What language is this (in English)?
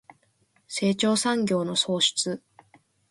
Japanese